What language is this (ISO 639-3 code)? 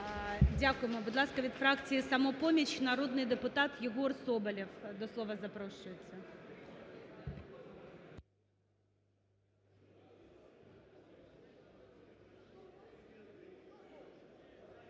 ukr